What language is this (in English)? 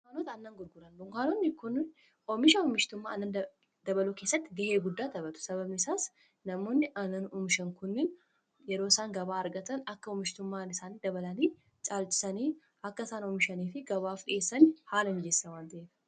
Oromo